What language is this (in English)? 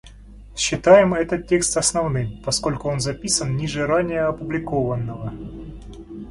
Russian